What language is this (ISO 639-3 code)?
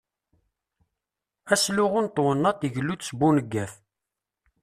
kab